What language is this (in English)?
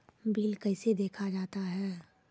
Maithili